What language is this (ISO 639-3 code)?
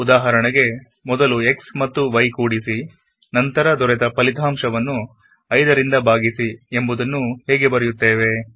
kan